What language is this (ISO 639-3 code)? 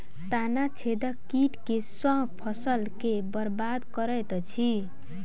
mai